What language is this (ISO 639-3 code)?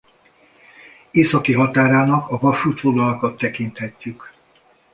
hun